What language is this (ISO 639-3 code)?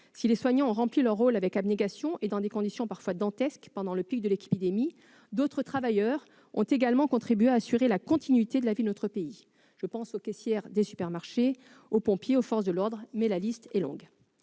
fra